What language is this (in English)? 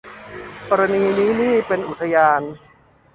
Thai